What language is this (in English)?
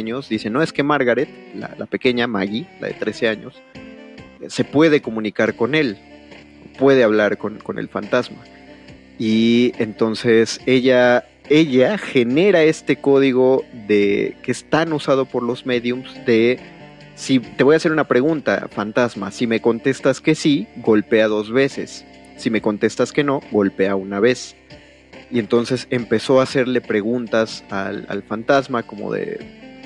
Spanish